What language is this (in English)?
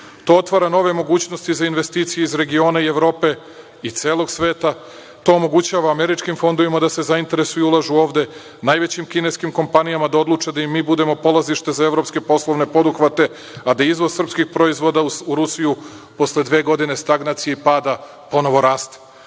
Serbian